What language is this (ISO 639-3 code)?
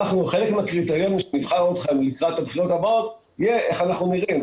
heb